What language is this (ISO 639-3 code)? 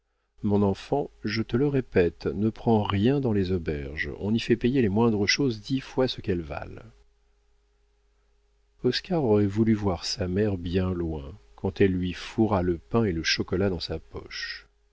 fra